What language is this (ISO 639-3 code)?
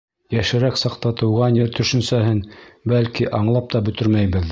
bak